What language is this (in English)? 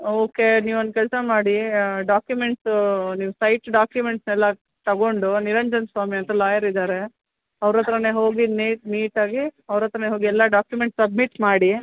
Kannada